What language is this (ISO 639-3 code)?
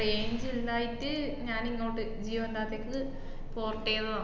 mal